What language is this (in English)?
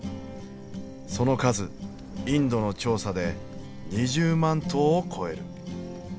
Japanese